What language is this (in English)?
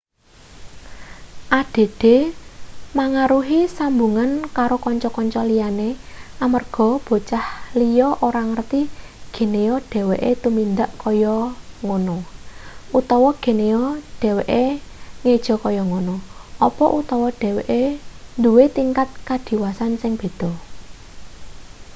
Javanese